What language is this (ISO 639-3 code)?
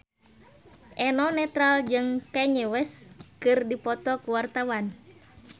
sun